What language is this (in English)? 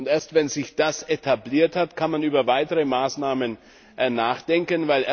German